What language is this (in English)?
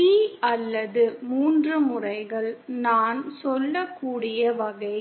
Tamil